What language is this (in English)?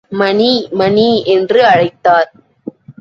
Tamil